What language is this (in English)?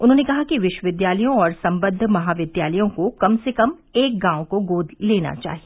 Hindi